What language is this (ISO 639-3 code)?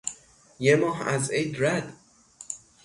fas